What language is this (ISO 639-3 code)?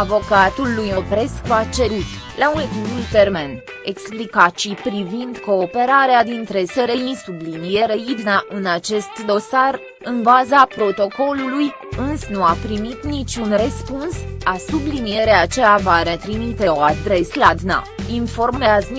ron